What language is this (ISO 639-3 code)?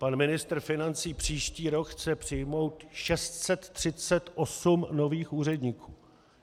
ces